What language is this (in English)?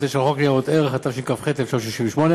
Hebrew